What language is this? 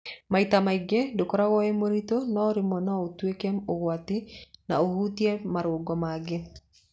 Kikuyu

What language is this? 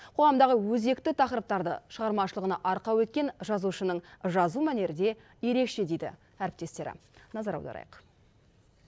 Kazakh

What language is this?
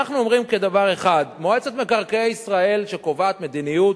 Hebrew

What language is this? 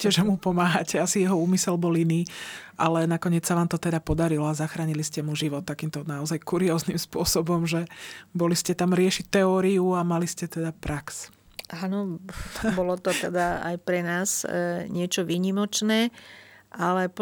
Slovak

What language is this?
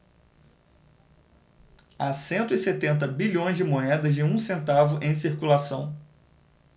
Portuguese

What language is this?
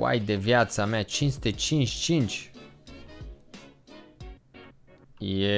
Romanian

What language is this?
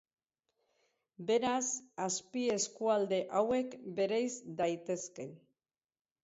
Basque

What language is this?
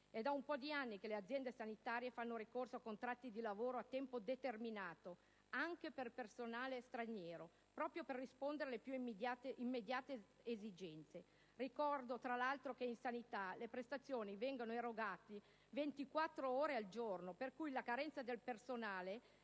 Italian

